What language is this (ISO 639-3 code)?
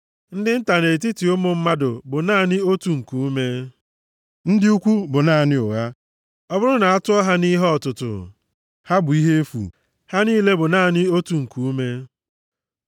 ibo